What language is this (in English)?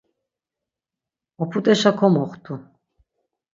Laz